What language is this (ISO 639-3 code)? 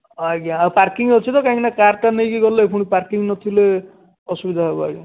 ori